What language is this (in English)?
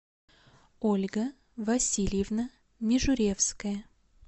Russian